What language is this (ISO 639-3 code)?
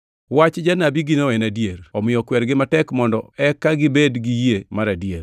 luo